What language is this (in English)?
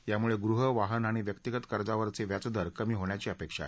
Marathi